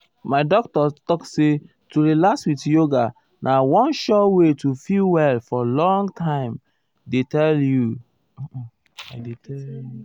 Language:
Nigerian Pidgin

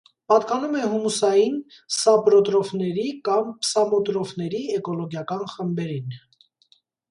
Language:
Armenian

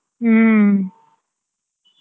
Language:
Kannada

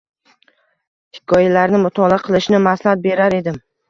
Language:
Uzbek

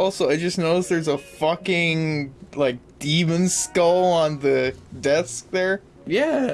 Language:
English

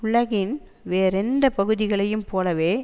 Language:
Tamil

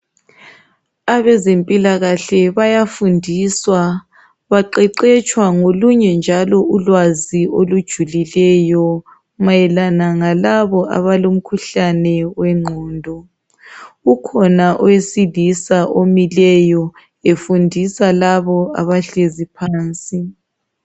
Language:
North Ndebele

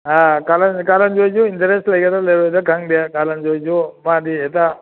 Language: Manipuri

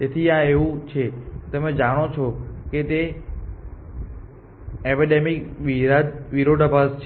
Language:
Gujarati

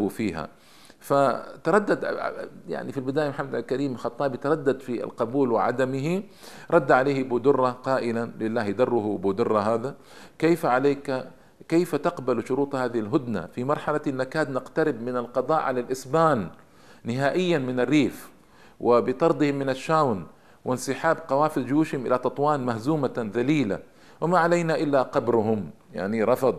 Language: Arabic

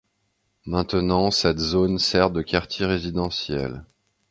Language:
French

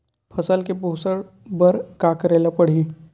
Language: Chhattisgarhi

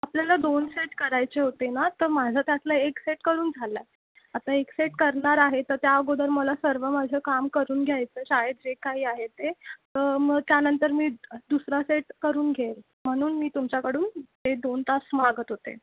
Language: Marathi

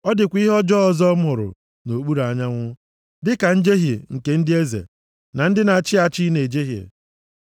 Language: Igbo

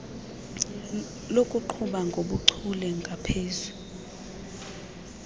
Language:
Xhosa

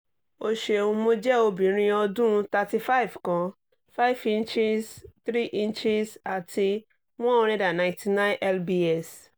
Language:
Yoruba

